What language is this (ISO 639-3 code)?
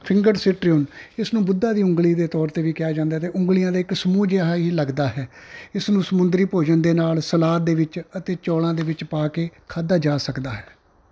pan